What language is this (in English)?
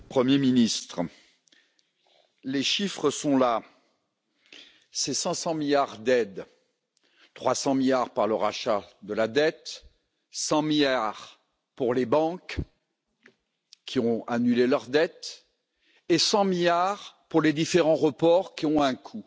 French